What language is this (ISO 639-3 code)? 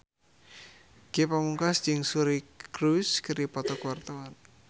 sun